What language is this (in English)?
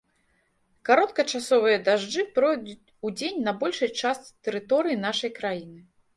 Belarusian